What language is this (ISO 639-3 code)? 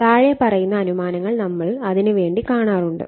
mal